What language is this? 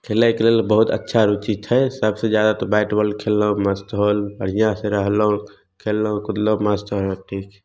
Maithili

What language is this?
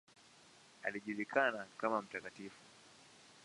Swahili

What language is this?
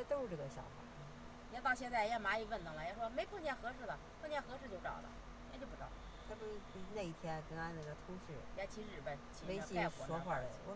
Chinese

